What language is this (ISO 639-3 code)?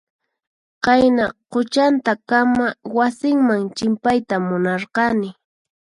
qxp